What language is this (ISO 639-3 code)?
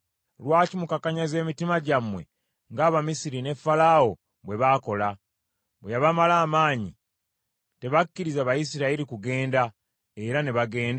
lug